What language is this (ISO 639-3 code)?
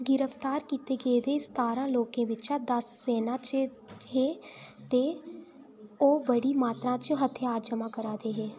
doi